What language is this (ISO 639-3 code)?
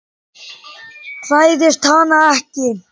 isl